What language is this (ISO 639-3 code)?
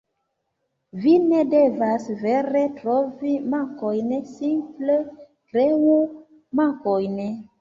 epo